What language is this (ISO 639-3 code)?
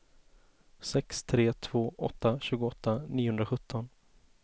swe